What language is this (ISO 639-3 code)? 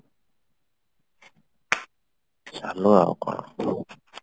ori